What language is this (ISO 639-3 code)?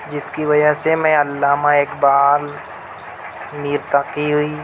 urd